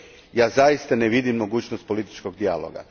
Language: Croatian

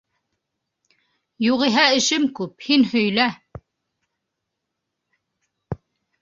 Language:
Bashkir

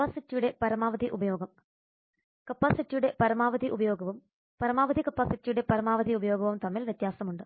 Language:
Malayalam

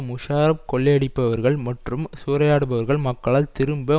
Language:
Tamil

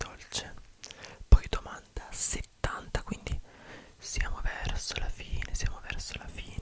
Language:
Italian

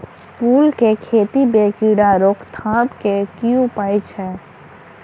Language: Maithili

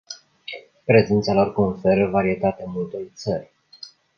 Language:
Romanian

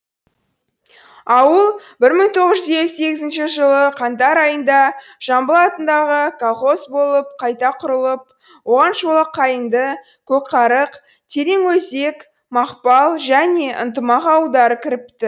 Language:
Kazakh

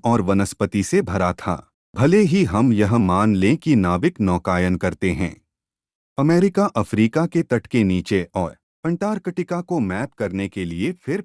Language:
Hindi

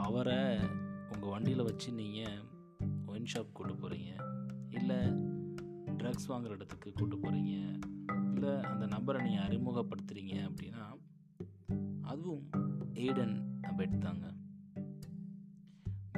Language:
Tamil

